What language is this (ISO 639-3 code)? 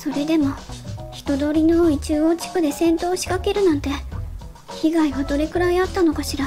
jpn